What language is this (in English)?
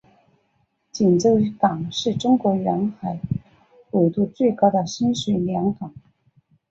Chinese